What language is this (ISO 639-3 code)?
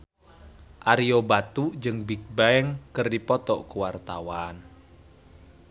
sun